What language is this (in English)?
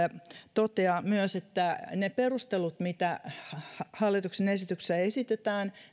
Finnish